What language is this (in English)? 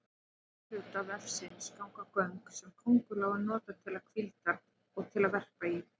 Icelandic